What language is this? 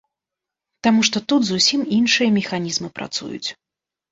Belarusian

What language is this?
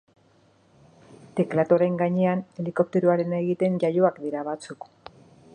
Basque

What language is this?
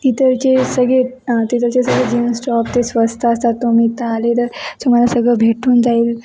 Marathi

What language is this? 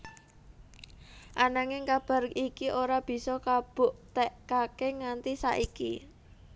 Javanese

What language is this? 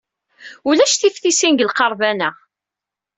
Kabyle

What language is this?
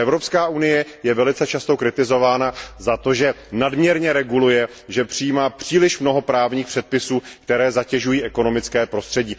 Czech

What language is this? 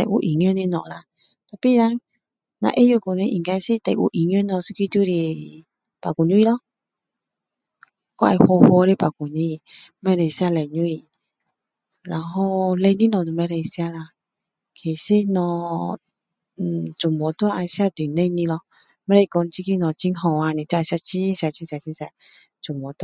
Min Dong Chinese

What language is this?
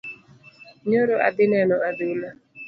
Luo (Kenya and Tanzania)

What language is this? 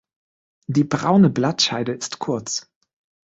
German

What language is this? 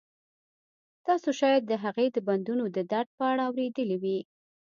Pashto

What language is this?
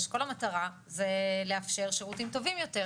Hebrew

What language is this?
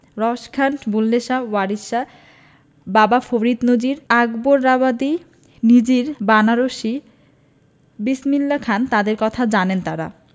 Bangla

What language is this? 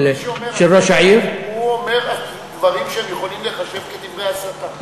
Hebrew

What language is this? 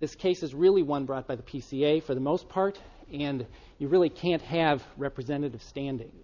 English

